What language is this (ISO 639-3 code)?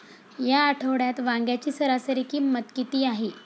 mar